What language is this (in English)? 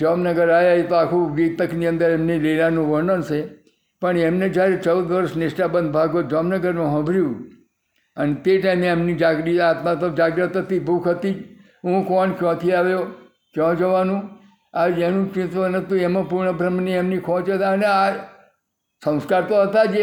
Gujarati